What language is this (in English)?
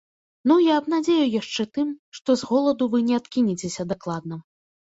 Belarusian